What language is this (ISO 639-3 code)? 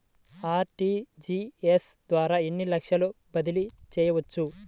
tel